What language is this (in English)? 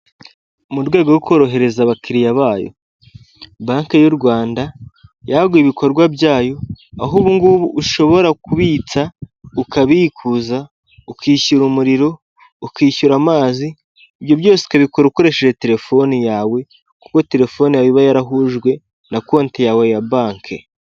Kinyarwanda